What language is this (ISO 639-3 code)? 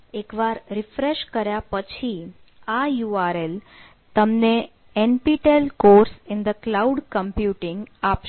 guj